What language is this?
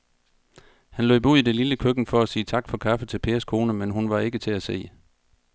Danish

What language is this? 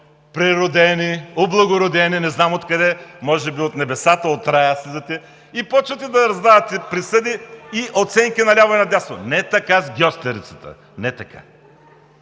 Bulgarian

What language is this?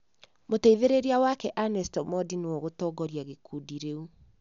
Kikuyu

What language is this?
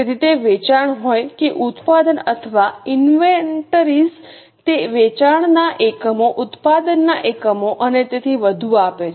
Gujarati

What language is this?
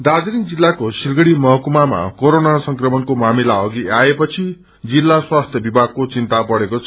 Nepali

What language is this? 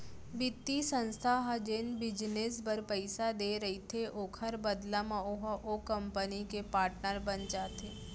Chhattisgarhi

